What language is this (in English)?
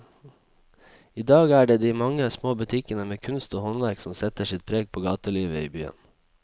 Norwegian